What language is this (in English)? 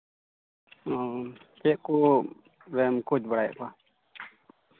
Santali